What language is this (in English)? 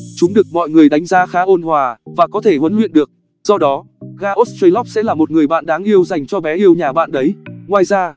Vietnamese